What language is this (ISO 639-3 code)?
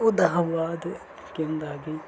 doi